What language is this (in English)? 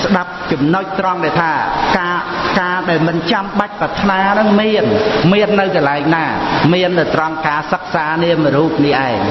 Khmer